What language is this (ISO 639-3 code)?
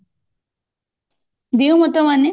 ori